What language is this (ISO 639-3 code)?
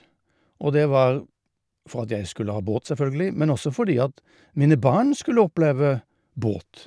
nor